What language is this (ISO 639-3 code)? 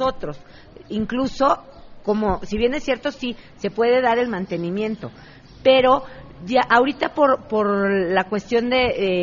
spa